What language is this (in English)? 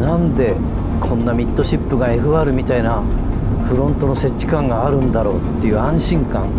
Japanese